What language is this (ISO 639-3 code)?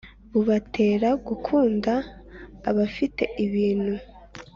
kin